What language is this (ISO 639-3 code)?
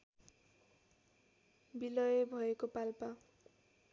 nep